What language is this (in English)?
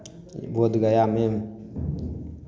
Maithili